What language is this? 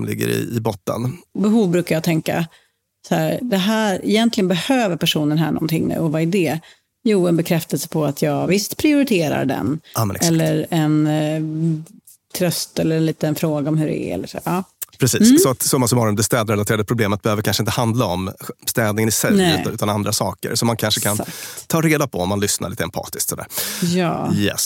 Swedish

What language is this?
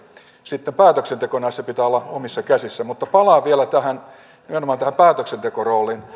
Finnish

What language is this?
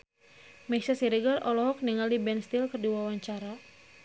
Sundanese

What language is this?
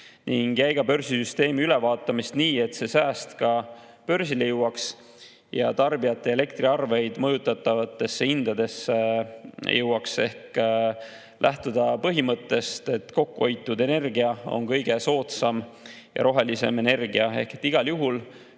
Estonian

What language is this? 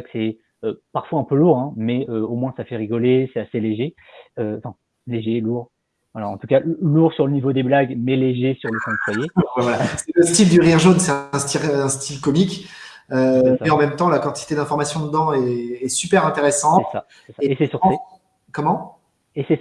French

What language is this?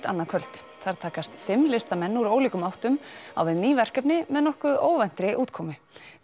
Icelandic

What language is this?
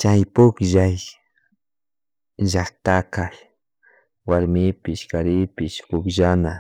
Chimborazo Highland Quichua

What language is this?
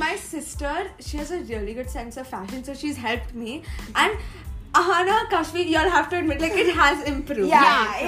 English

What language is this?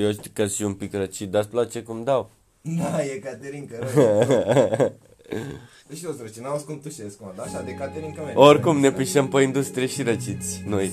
Romanian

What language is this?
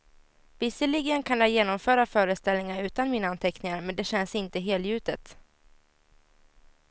Swedish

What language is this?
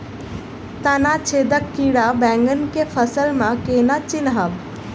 Maithili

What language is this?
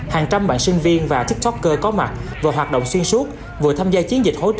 Vietnamese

